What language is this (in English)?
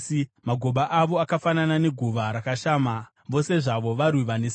Shona